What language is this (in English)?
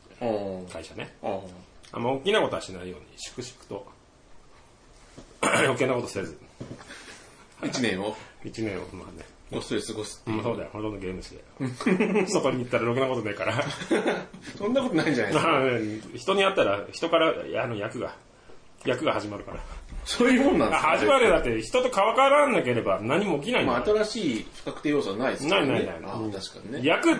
Japanese